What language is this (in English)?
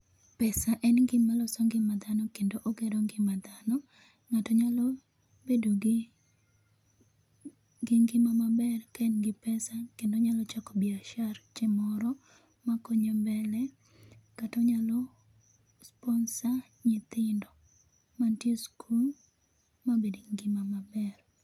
Luo (Kenya and Tanzania)